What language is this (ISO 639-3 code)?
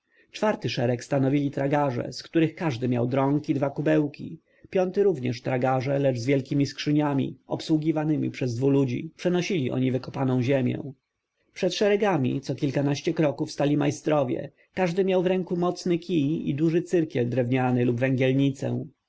pol